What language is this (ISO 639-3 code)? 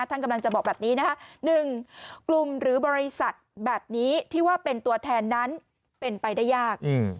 tha